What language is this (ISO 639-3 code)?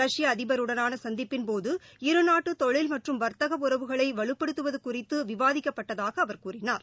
tam